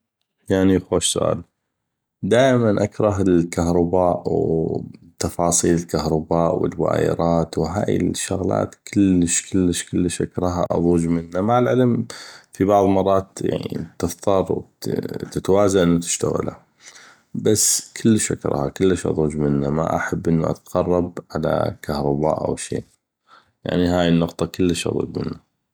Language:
North Mesopotamian Arabic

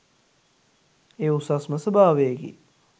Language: Sinhala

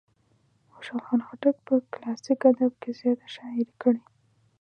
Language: Pashto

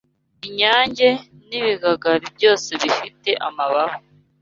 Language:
Kinyarwanda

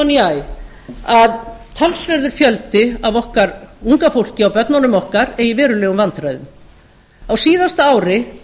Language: Icelandic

